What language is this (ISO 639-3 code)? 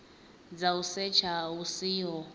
ven